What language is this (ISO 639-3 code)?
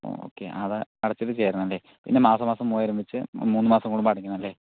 mal